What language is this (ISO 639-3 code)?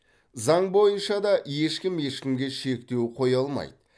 kaz